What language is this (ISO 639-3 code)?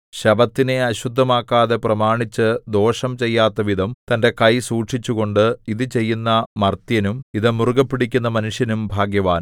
mal